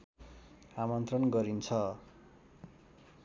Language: Nepali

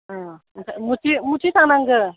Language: Bodo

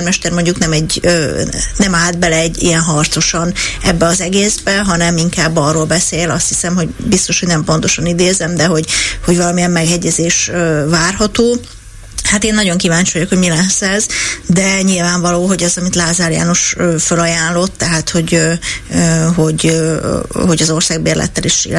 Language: Hungarian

